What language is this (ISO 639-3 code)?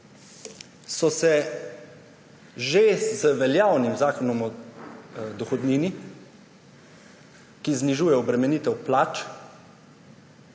slv